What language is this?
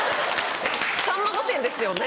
Japanese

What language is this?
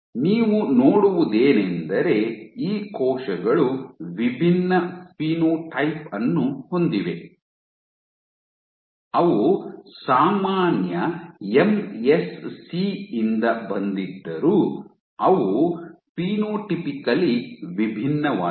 Kannada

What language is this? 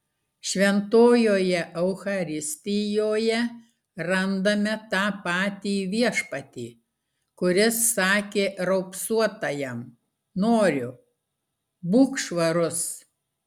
Lithuanian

